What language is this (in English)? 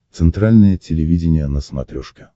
Russian